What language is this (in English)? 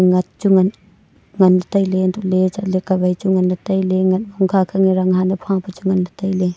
Wancho Naga